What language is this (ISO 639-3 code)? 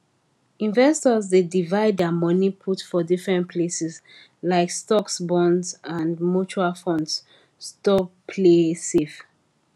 pcm